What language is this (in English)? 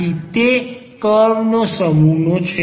Gujarati